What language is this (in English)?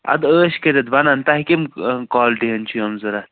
Kashmiri